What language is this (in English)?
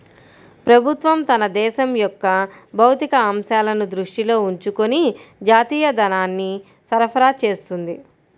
Telugu